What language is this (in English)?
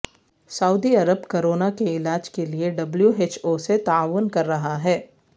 Urdu